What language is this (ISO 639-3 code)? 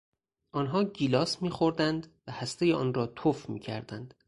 fas